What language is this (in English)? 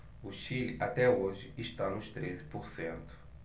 Portuguese